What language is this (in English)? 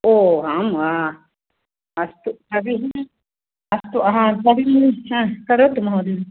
Sanskrit